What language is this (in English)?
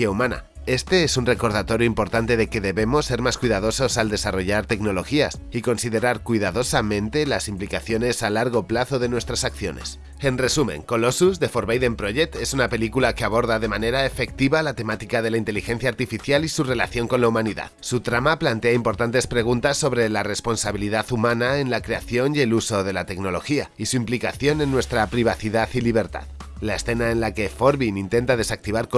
Spanish